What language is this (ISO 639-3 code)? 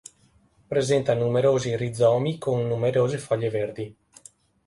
ita